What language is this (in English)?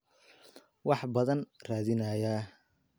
Somali